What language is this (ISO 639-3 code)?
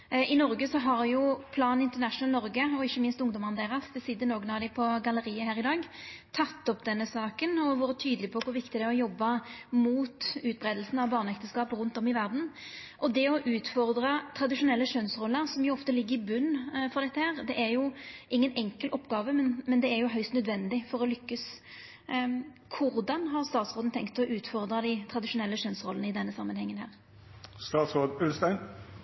nno